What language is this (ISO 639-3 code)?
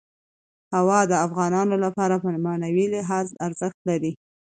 pus